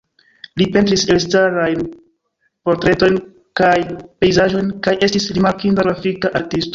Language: Esperanto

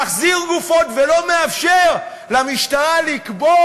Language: Hebrew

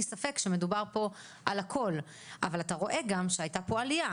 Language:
Hebrew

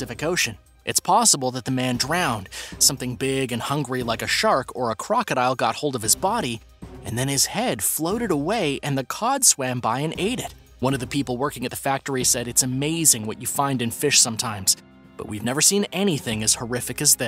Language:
English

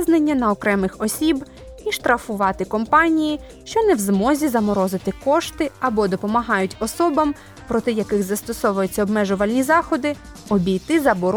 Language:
Ukrainian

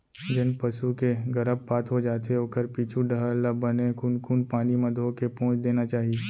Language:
Chhattisgarhi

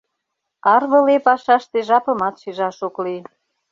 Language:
Mari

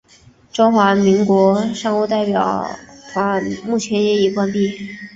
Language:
Chinese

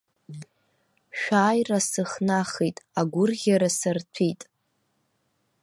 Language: Abkhazian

